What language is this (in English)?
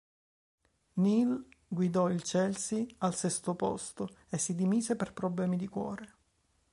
Italian